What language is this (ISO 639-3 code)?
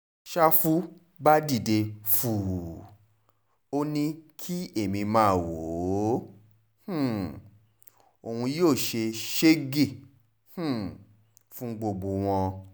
yor